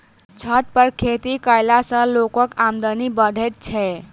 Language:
Maithili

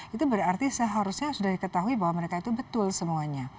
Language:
Indonesian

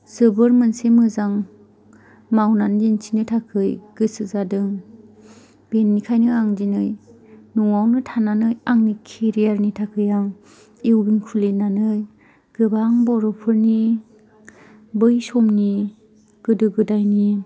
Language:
Bodo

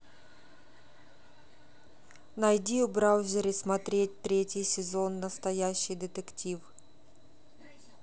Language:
Russian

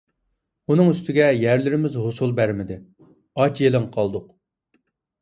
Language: Uyghur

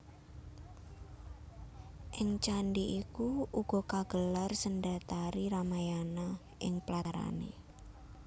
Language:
Javanese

